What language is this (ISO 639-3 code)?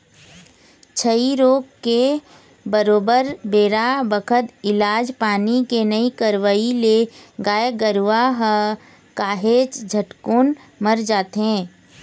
hne